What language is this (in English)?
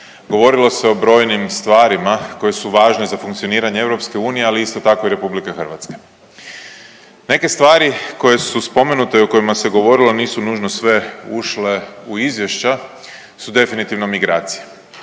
Croatian